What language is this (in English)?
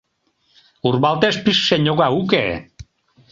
Mari